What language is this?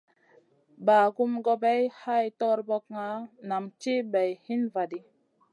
Masana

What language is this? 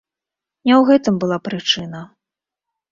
Belarusian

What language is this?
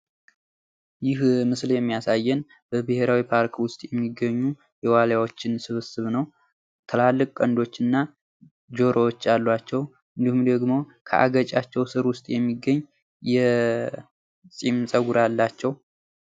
Amharic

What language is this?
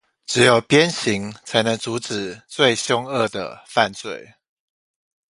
Chinese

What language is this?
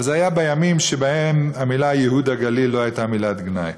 Hebrew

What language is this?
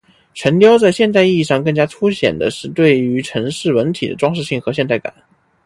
Chinese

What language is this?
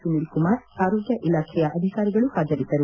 Kannada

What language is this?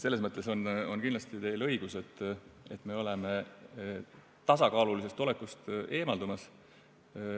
Estonian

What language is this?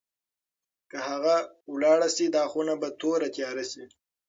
Pashto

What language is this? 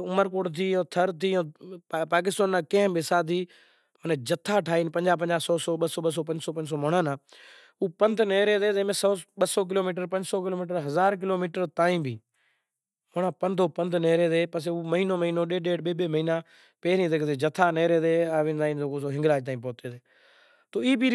Kachi Koli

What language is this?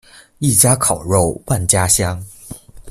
Chinese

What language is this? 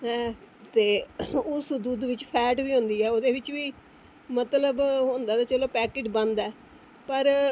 Dogri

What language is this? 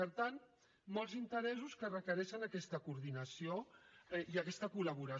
Catalan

